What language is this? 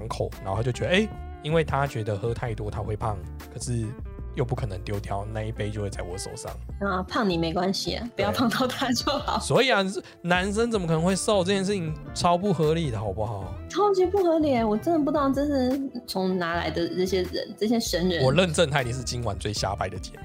Chinese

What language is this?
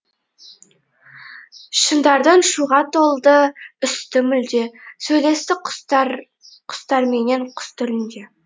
Kazakh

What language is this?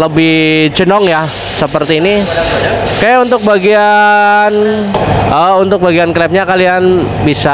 Indonesian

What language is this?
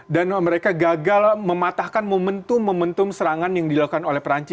Indonesian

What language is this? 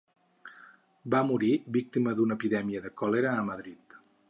Catalan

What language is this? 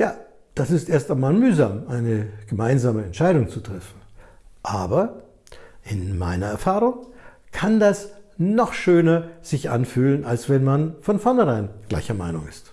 German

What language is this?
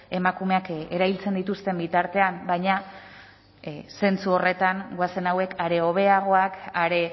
Basque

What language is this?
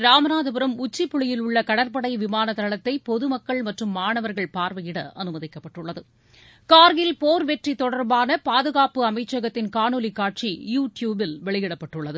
Tamil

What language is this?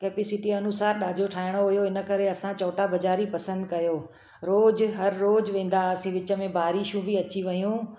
Sindhi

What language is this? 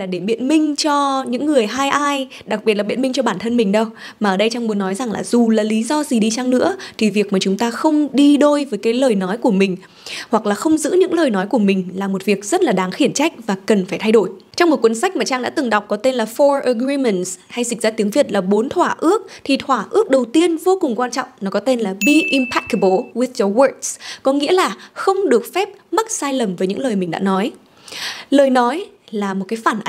Vietnamese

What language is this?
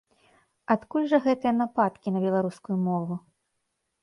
Belarusian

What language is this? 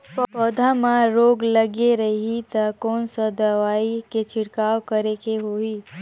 Chhattisgarhi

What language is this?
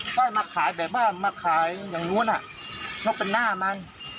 Thai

